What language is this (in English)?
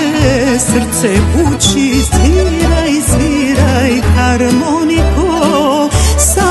Arabic